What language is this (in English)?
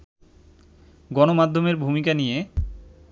Bangla